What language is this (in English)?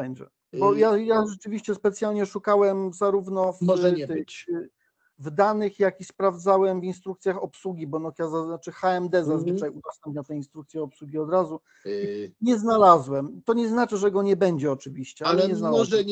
Polish